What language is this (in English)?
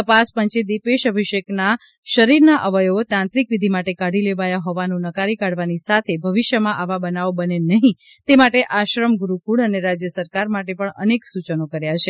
Gujarati